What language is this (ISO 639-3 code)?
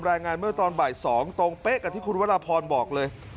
tha